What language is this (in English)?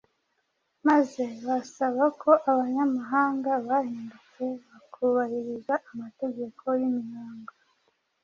Kinyarwanda